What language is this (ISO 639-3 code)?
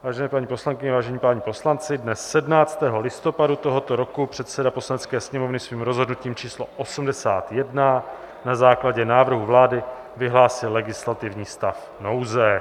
ces